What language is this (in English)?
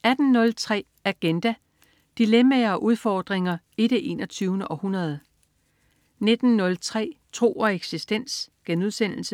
Danish